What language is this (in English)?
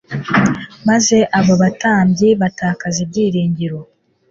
Kinyarwanda